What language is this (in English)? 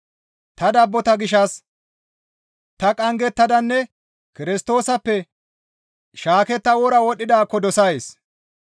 Gamo